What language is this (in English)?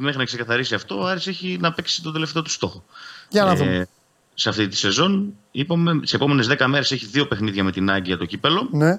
Greek